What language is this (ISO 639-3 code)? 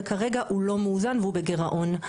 heb